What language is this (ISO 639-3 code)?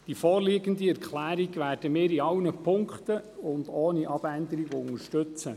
gsw